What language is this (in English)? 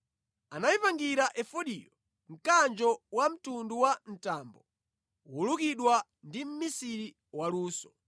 Nyanja